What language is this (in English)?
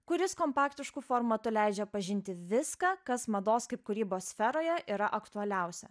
Lithuanian